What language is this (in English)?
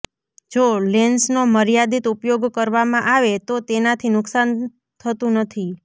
Gujarati